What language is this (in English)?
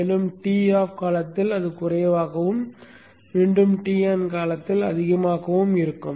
Tamil